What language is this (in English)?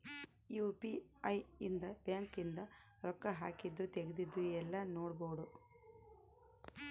Kannada